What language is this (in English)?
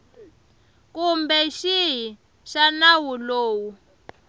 Tsonga